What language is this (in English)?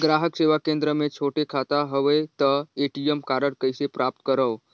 Chhattisgarhi